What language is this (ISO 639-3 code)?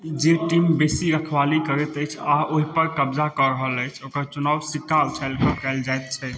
mai